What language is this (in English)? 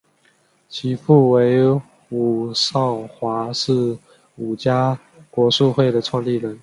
Chinese